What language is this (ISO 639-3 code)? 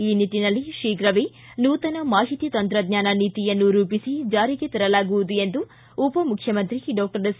kan